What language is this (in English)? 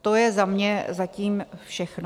Czech